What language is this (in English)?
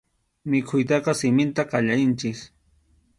Arequipa-La Unión Quechua